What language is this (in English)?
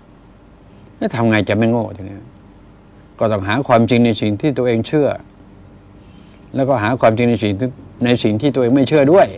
Thai